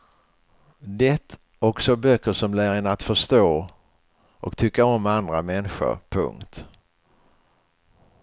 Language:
Swedish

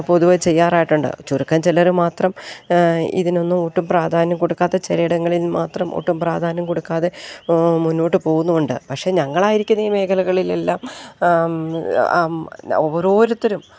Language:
Malayalam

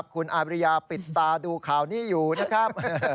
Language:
Thai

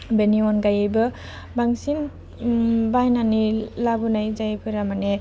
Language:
Bodo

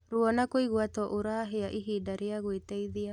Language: Kikuyu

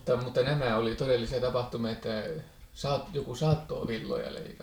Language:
Finnish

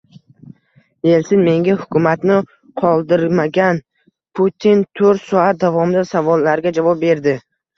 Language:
Uzbek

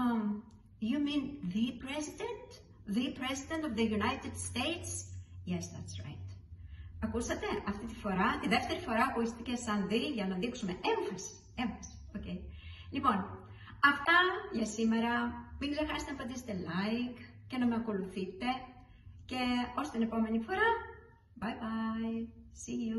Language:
Greek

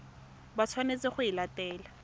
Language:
Tswana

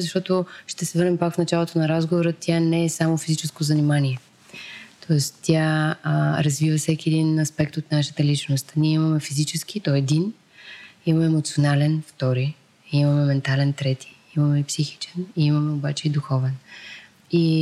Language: Bulgarian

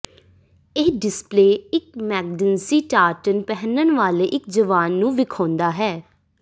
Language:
Punjabi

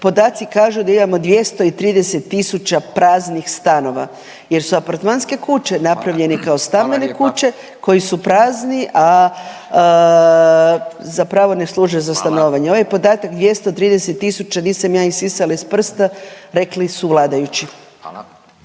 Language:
Croatian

